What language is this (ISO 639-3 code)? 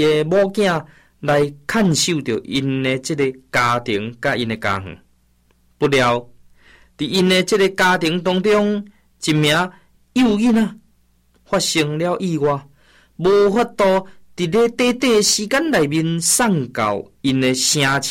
zho